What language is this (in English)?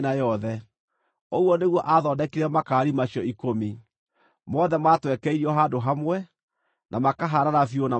Kikuyu